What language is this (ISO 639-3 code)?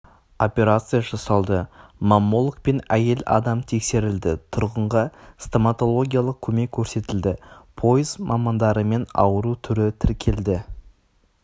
kaz